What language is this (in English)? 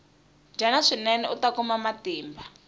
Tsonga